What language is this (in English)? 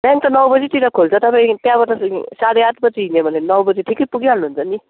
Nepali